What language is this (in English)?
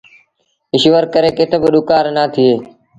Sindhi Bhil